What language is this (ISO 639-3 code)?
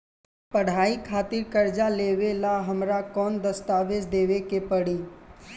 bho